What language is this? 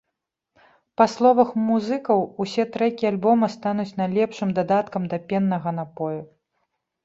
Belarusian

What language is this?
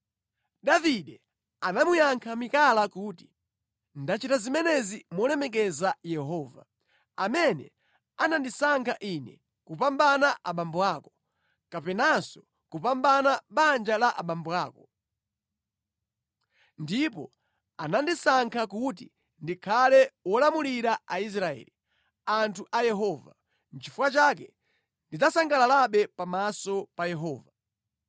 Nyanja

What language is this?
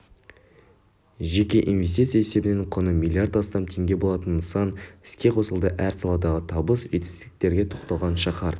Kazakh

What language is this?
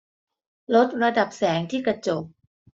Thai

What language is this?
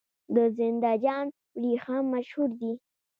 Pashto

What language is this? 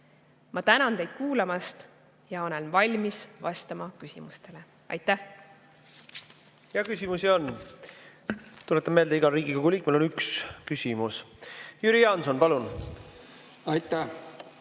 Estonian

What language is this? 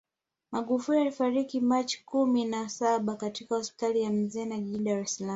Swahili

